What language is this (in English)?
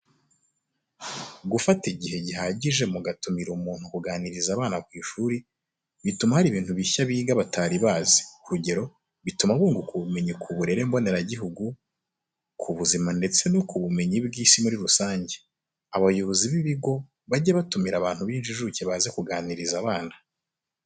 Kinyarwanda